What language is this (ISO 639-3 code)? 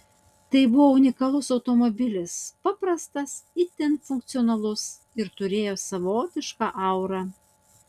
lit